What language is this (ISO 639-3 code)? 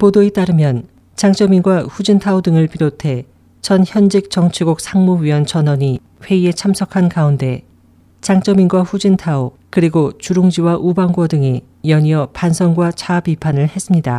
kor